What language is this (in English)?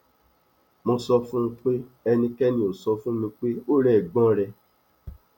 Yoruba